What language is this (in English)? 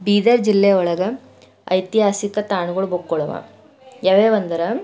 Kannada